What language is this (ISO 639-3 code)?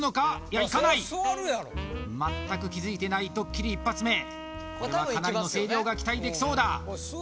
jpn